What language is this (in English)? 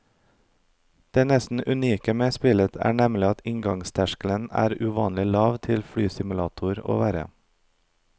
Norwegian